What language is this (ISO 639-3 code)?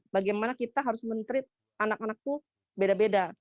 ind